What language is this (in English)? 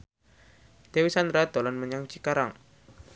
Javanese